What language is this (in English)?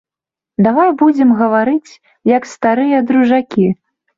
Belarusian